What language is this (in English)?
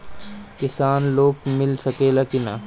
Bhojpuri